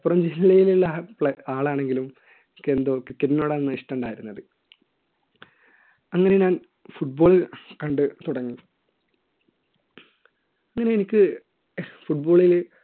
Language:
Malayalam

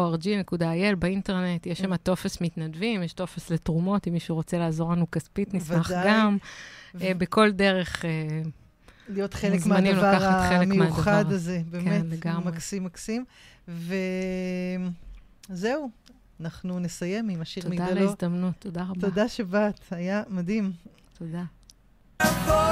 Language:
Hebrew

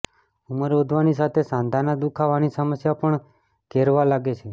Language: Gujarati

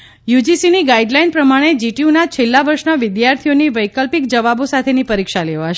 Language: Gujarati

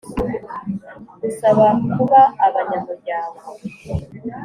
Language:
Kinyarwanda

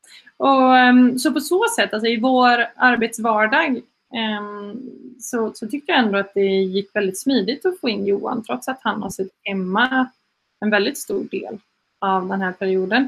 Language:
Swedish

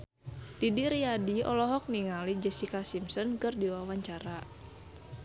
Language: Sundanese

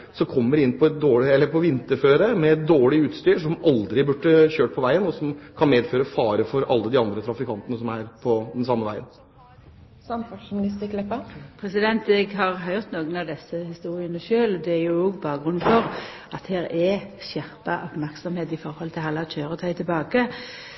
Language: Norwegian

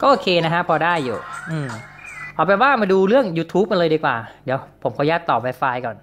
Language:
Thai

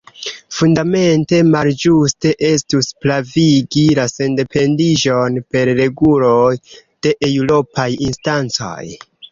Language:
Esperanto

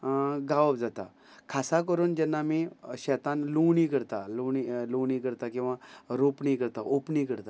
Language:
Konkani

